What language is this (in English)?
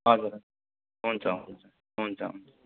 Nepali